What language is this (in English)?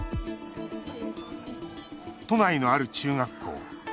Japanese